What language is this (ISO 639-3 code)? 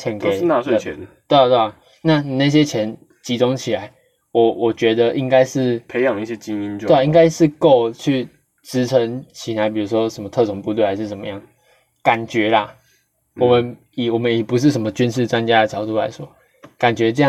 zho